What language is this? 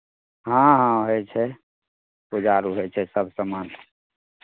Maithili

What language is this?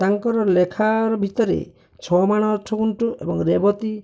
Odia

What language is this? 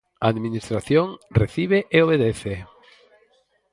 Galician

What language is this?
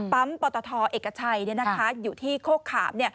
Thai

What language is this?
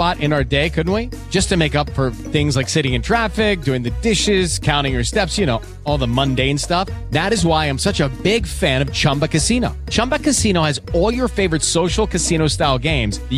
Filipino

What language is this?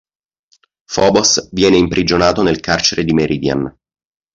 Italian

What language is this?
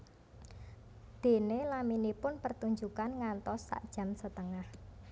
Javanese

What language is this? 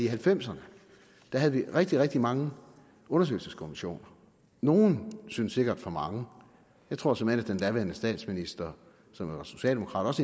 Danish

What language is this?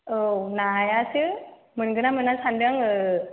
Bodo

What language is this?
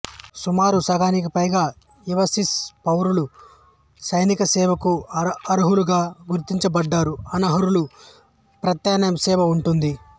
Telugu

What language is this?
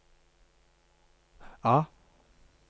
Norwegian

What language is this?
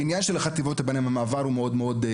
Hebrew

